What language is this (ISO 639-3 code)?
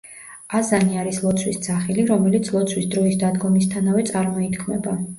kat